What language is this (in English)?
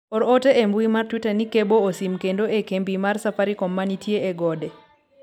Luo (Kenya and Tanzania)